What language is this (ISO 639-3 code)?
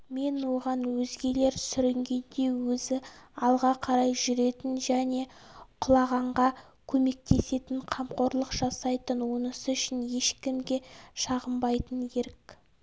kaz